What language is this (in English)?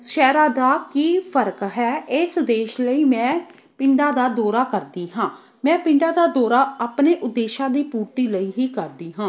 Punjabi